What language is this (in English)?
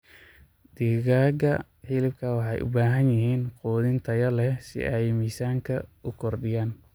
Somali